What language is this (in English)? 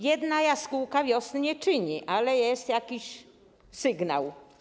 Polish